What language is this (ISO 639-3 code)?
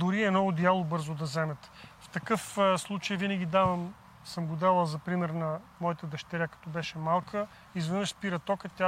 bul